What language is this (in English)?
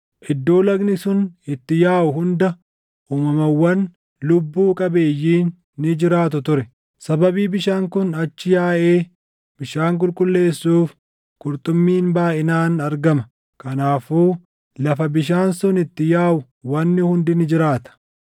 Oromo